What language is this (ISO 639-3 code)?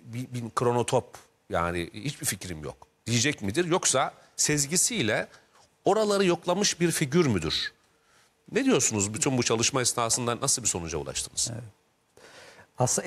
tur